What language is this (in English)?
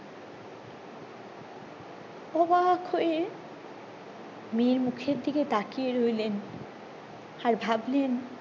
Bangla